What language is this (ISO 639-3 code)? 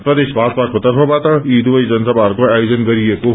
nep